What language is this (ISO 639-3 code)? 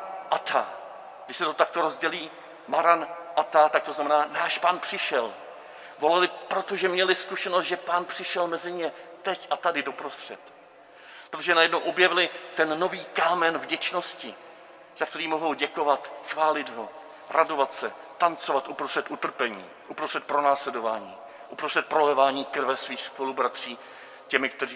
ces